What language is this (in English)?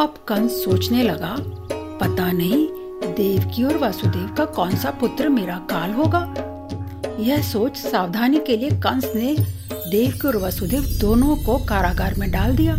Hindi